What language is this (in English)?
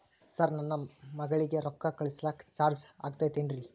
Kannada